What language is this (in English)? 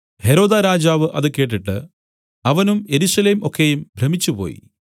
Malayalam